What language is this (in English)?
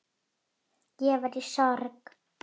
Icelandic